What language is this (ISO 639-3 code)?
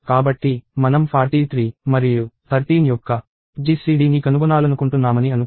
tel